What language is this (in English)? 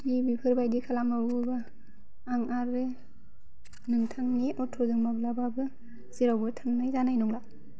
Bodo